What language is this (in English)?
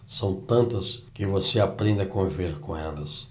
Portuguese